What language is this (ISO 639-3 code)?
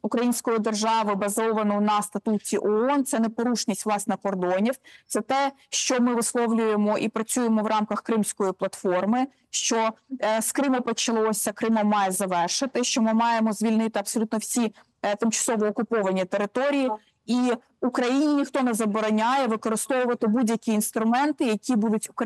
ukr